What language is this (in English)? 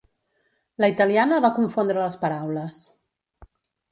Catalan